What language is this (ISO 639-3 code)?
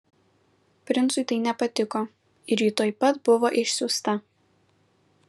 lit